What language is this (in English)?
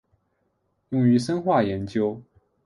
Chinese